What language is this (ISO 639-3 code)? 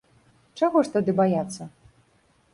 bel